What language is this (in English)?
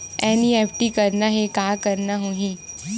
Chhattisgarhi